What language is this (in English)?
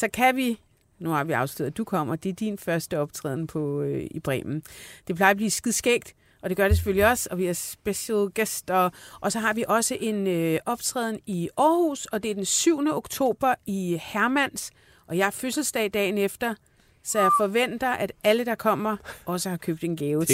Danish